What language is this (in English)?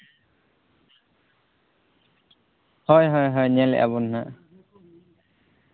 Santali